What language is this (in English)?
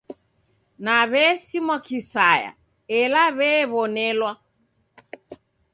Taita